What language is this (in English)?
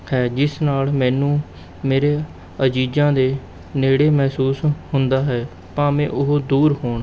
Punjabi